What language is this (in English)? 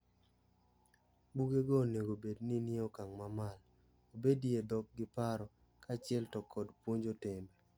Luo (Kenya and Tanzania)